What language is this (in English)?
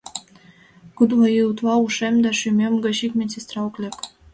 Mari